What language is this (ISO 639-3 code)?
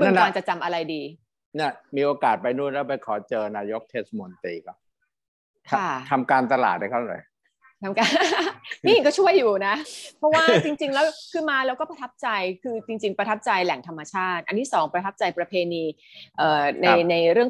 tha